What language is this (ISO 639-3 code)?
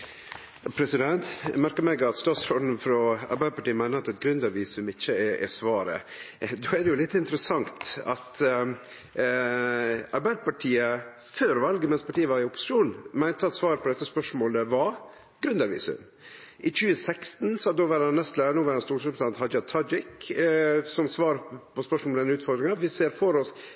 nno